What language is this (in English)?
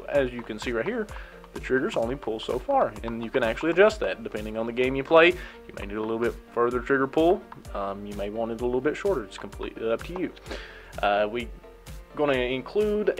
English